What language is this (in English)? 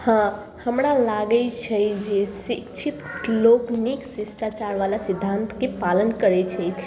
Maithili